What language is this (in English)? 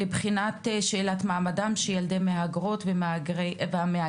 Hebrew